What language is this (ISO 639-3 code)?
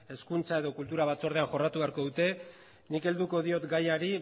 eus